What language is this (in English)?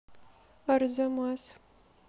Russian